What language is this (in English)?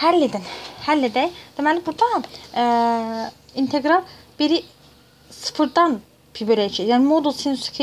Turkish